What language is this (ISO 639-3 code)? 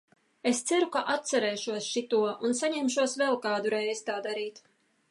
lav